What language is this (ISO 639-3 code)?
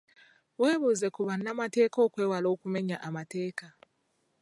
lug